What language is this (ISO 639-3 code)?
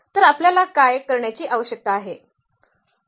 mar